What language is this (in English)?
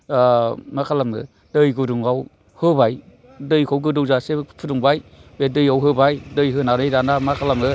Bodo